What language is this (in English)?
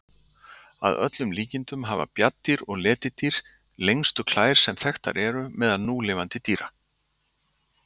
Icelandic